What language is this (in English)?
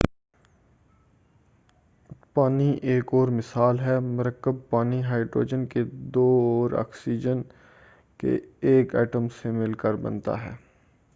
Urdu